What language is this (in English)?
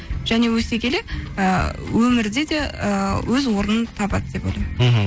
Kazakh